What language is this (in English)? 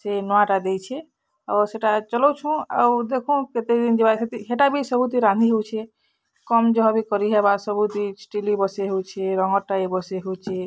Odia